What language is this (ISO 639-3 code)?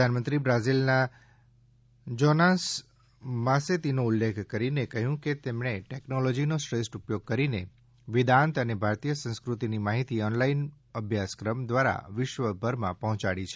guj